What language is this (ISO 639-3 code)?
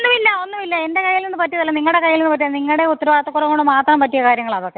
mal